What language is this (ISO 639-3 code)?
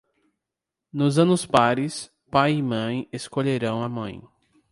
por